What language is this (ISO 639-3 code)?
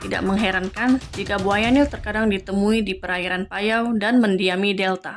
ind